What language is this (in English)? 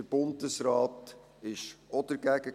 Swiss German